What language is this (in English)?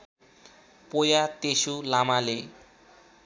Nepali